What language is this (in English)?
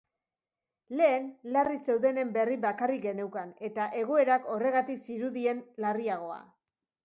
Basque